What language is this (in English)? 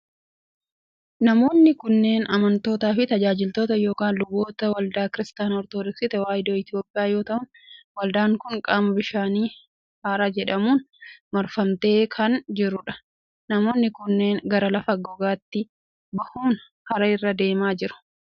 Oromo